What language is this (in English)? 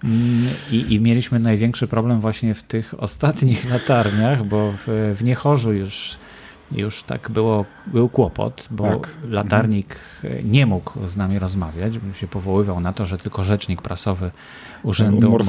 Polish